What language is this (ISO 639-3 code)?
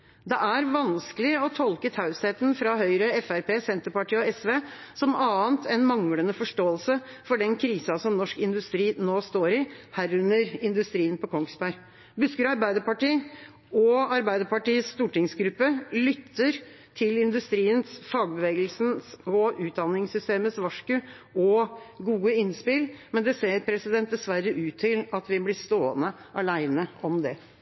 nob